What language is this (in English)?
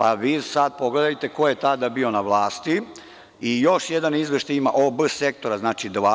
Serbian